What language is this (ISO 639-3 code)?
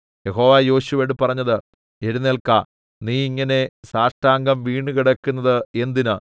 mal